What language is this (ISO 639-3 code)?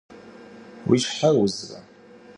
kbd